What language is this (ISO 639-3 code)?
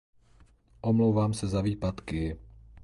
ces